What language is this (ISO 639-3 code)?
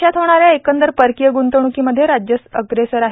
mar